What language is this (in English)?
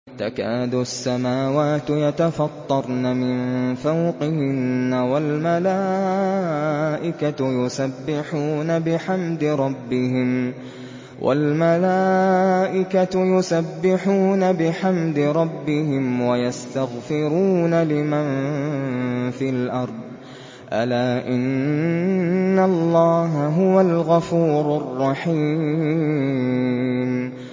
Arabic